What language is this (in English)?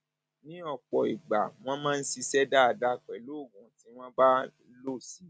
Yoruba